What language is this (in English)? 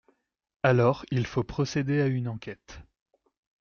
French